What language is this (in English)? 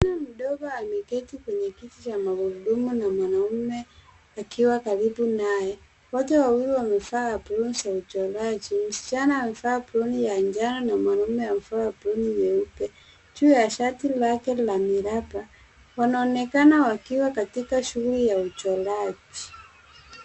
Swahili